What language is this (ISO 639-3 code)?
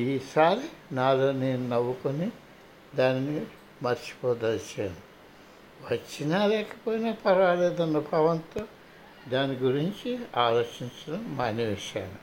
tel